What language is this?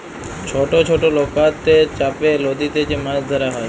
Bangla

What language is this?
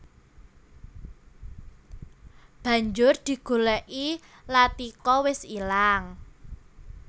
Javanese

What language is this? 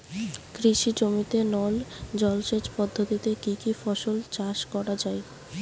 Bangla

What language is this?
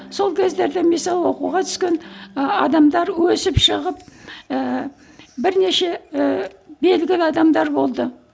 Kazakh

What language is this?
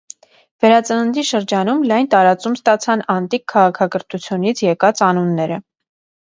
Armenian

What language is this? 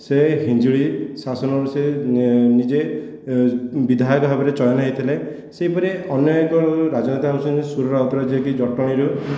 Odia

